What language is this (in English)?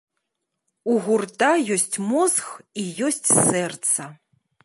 Belarusian